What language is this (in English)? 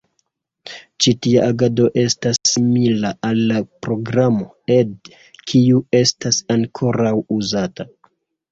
Esperanto